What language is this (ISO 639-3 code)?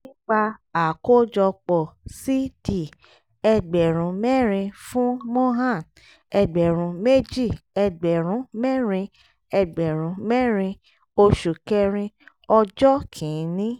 yor